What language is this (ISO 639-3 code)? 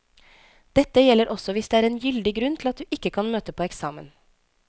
nor